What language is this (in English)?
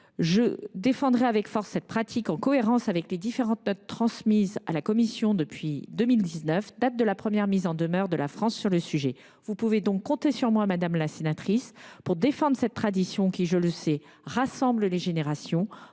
French